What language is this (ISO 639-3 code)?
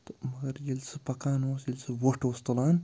kas